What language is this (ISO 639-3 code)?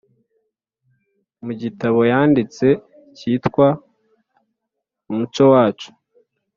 kin